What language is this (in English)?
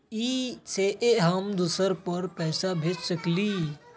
Magahi